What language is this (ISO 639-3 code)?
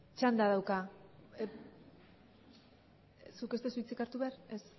eus